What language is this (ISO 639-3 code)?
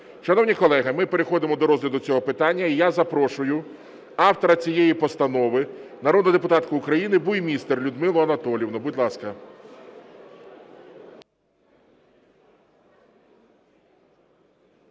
ukr